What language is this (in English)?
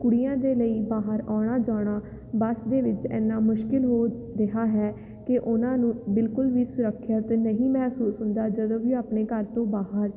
Punjabi